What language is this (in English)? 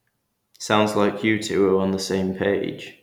English